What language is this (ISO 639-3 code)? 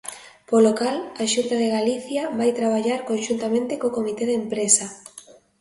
glg